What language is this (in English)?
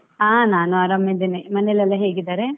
Kannada